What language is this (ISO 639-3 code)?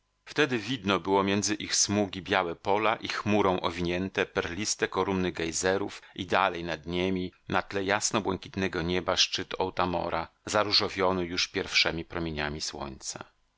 pol